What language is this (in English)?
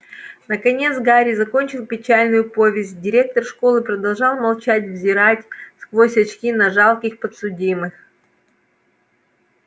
Russian